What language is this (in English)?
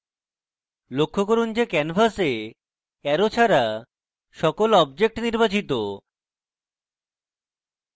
Bangla